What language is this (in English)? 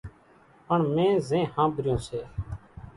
Kachi Koli